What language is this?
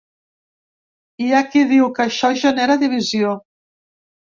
Catalan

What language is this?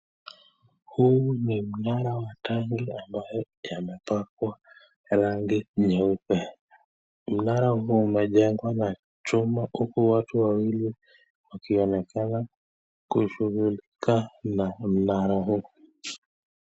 Swahili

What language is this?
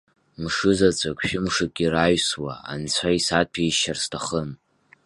Abkhazian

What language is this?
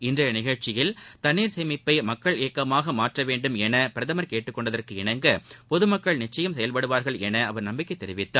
Tamil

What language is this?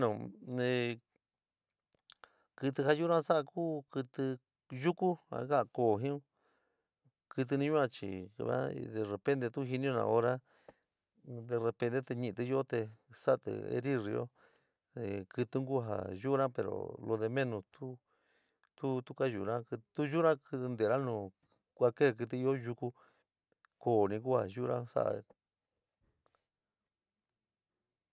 San Miguel El Grande Mixtec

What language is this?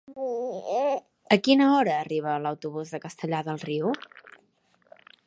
Catalan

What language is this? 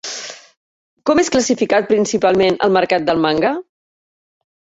Catalan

